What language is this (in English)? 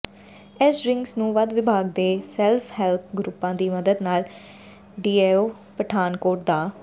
Punjabi